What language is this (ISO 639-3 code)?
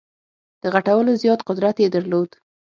pus